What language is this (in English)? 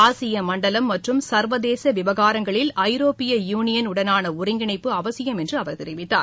Tamil